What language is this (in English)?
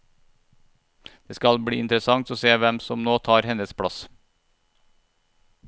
Norwegian